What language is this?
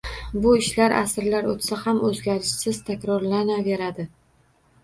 Uzbek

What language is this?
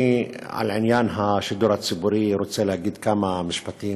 Hebrew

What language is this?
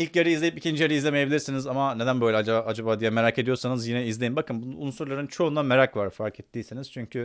Turkish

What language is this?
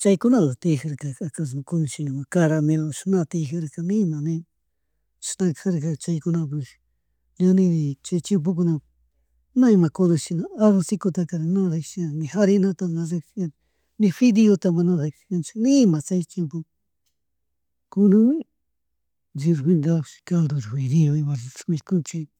Chimborazo Highland Quichua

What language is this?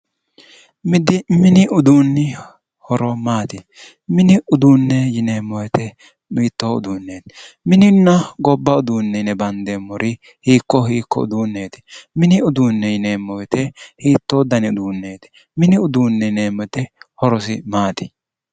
Sidamo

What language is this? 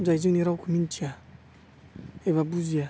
Bodo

